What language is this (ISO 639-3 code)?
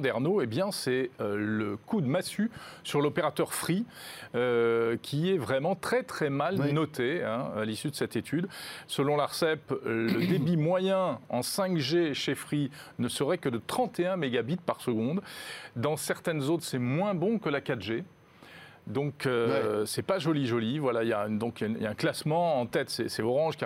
fra